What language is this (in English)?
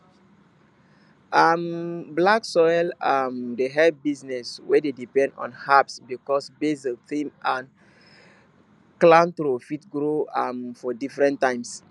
Nigerian Pidgin